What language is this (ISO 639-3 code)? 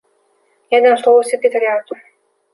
rus